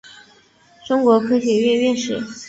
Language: Chinese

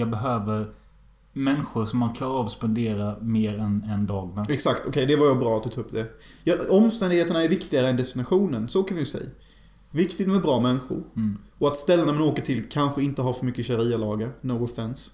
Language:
Swedish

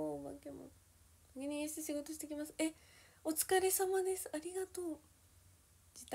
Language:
Japanese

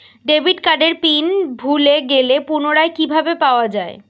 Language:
Bangla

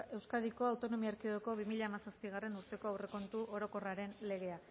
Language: Basque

